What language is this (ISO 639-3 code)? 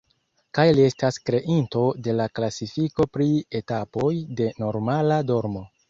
epo